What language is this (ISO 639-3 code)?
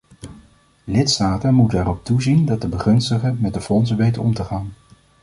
nld